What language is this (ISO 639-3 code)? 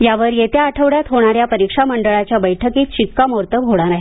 mar